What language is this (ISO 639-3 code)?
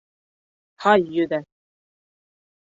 bak